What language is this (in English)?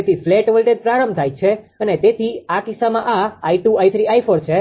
Gujarati